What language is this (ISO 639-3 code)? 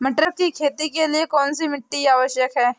hin